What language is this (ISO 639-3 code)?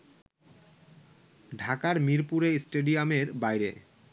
ben